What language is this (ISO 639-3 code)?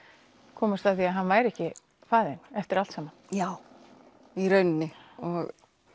isl